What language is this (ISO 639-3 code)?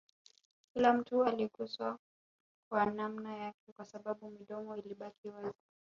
swa